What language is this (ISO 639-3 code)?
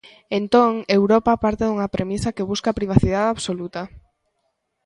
glg